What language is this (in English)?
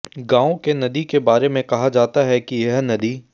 Hindi